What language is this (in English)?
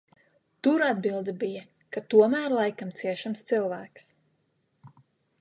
Latvian